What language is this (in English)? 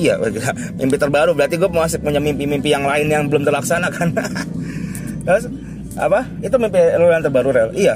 Indonesian